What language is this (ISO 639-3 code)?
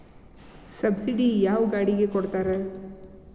kan